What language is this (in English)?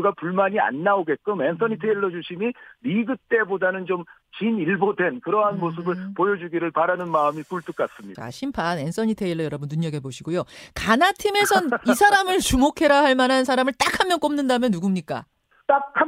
Korean